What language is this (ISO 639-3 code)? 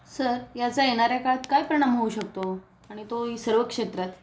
mar